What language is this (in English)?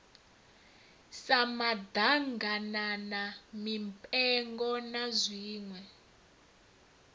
Venda